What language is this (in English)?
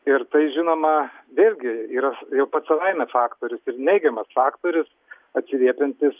Lithuanian